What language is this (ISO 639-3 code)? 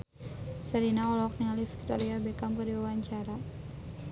sun